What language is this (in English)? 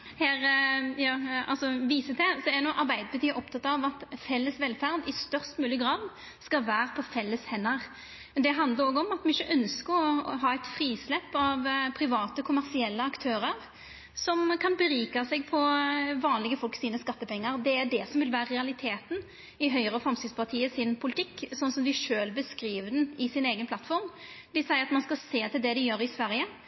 Norwegian Nynorsk